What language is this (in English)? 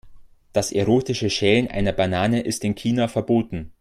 German